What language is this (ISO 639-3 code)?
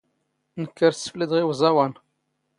zgh